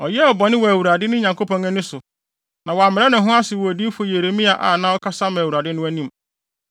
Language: Akan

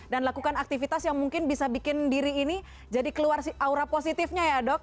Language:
Indonesian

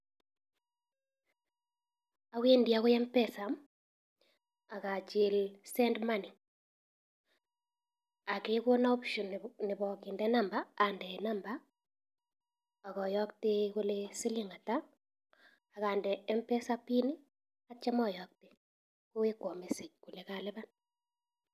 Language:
Kalenjin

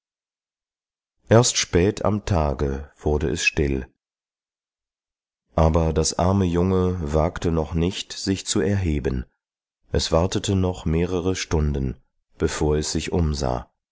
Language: German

